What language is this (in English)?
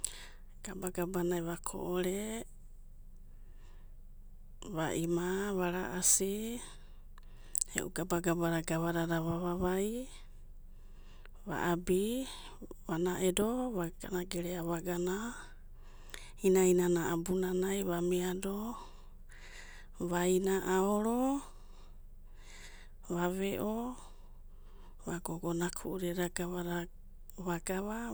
Abadi